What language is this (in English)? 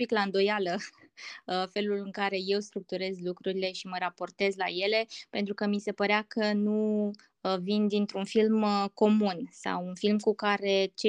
Romanian